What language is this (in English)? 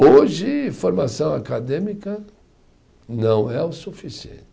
Portuguese